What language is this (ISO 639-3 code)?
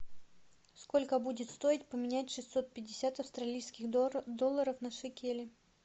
rus